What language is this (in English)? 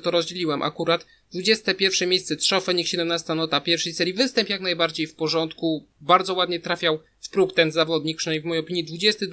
Polish